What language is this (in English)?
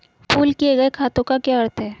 Hindi